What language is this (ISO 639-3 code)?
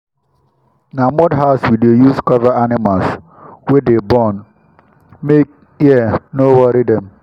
pcm